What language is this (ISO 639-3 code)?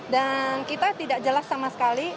ind